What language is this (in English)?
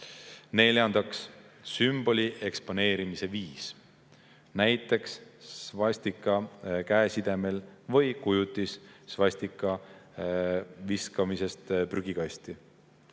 Estonian